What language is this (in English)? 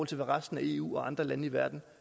Danish